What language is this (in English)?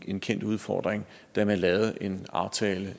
Danish